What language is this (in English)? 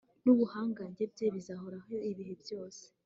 Kinyarwanda